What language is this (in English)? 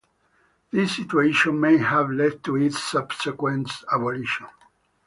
English